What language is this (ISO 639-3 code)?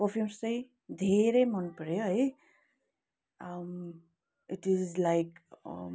nep